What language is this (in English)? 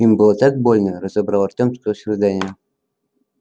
Russian